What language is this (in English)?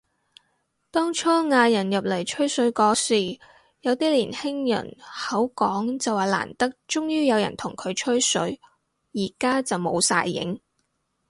Cantonese